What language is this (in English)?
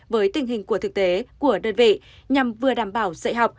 Vietnamese